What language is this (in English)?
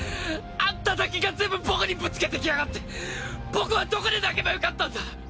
Japanese